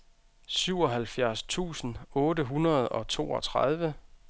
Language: Danish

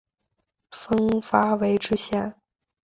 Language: Chinese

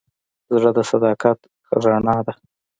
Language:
Pashto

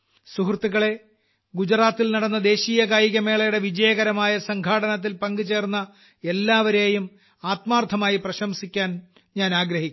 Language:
Malayalam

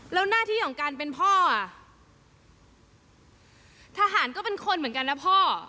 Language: Thai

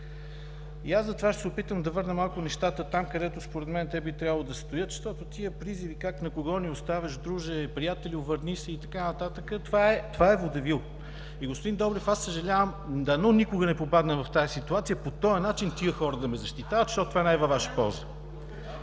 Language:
Bulgarian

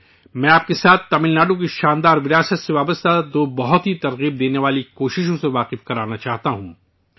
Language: Urdu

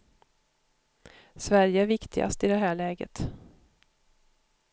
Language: Swedish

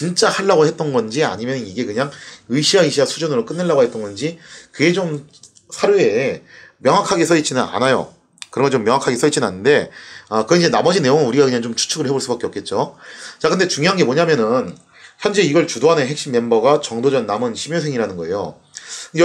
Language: Korean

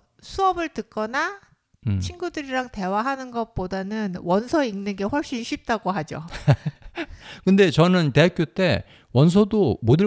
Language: Korean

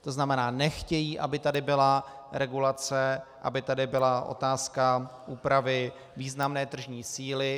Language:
Czech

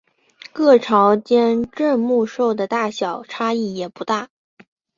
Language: Chinese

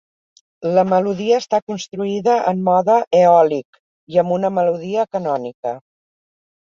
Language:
Catalan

